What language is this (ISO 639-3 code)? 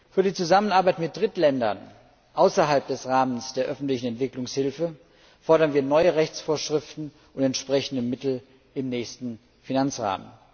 deu